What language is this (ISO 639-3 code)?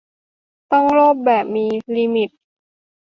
tha